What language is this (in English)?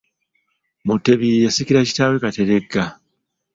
Ganda